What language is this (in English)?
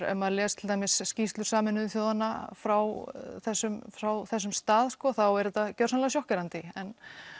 Icelandic